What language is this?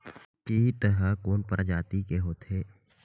Chhattisgarhi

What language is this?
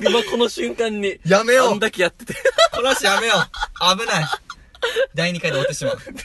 Japanese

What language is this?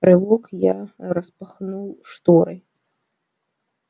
Russian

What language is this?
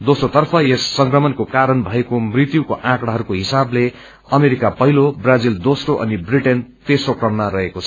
Nepali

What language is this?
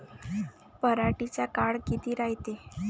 Marathi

